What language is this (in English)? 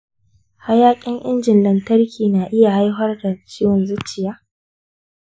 Hausa